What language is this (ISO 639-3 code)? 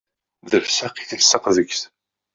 kab